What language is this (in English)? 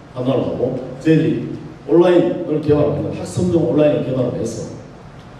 Korean